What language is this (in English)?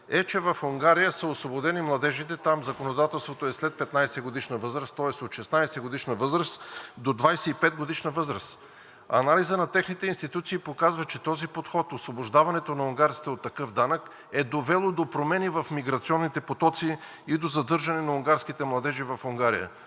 Bulgarian